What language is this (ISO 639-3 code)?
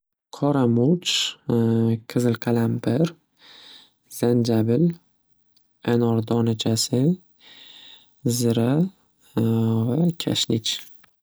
uzb